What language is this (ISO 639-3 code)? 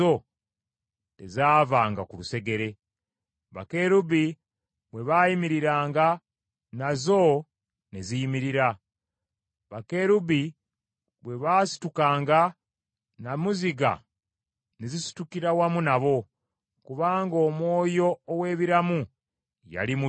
lug